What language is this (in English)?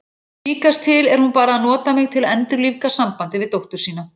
Icelandic